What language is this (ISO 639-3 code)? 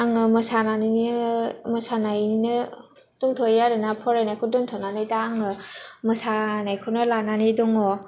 brx